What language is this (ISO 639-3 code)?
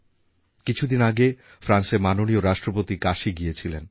ben